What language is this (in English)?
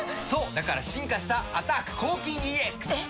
Japanese